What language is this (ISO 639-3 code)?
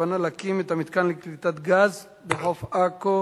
heb